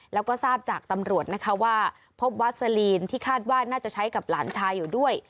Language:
Thai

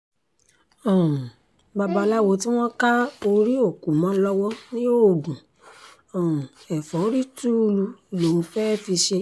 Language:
Yoruba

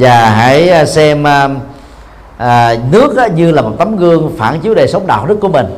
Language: Vietnamese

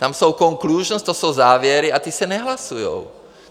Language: Czech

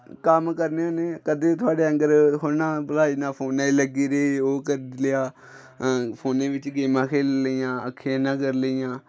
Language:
Dogri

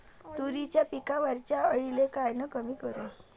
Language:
Marathi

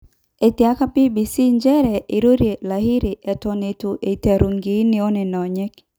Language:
Masai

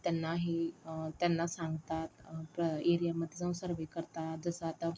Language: Marathi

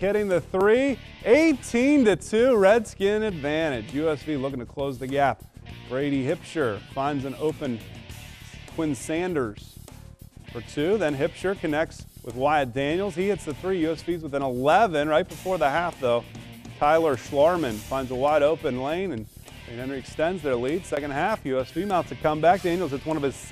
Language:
English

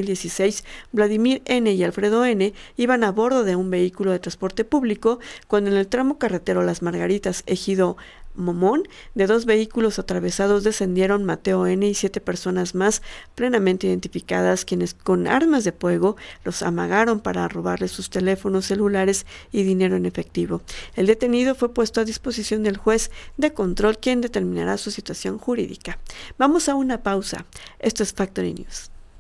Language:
Spanish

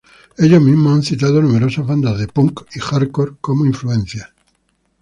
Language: Spanish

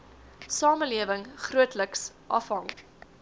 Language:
Afrikaans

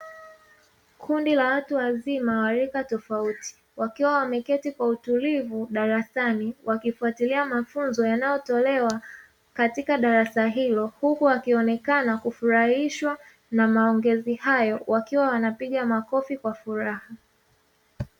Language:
Swahili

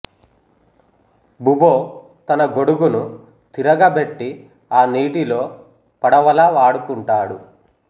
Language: Telugu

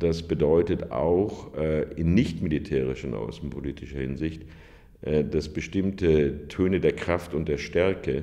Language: German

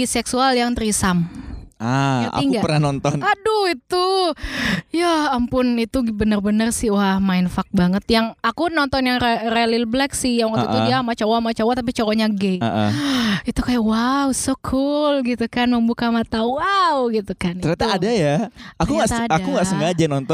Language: Indonesian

